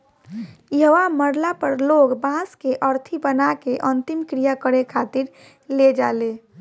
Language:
Bhojpuri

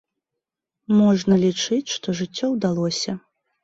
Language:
Belarusian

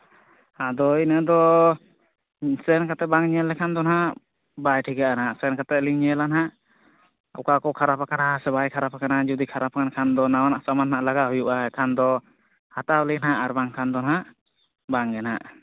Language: Santali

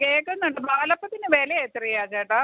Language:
Malayalam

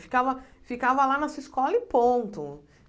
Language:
Portuguese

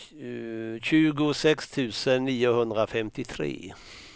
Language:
Swedish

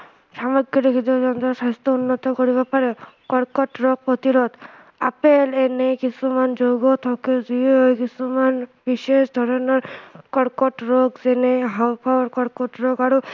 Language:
Assamese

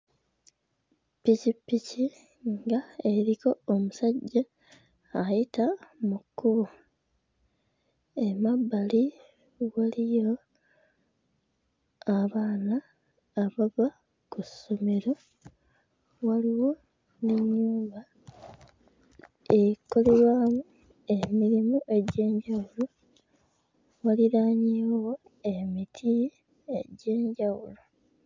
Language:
Ganda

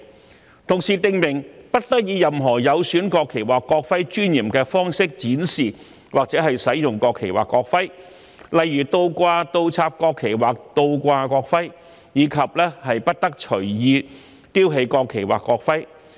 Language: Cantonese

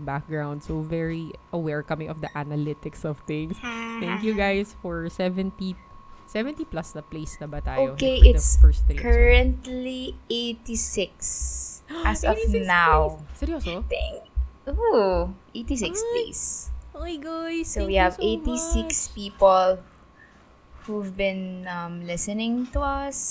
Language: Filipino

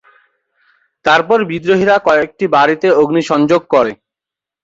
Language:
Bangla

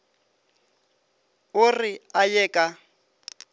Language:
Northern Sotho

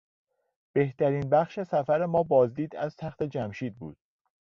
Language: Persian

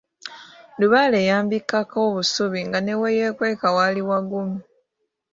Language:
Ganda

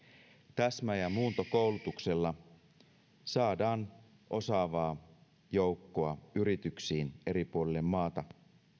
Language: Finnish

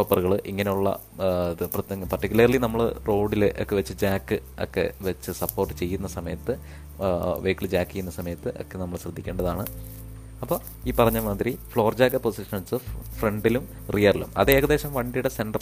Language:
Malayalam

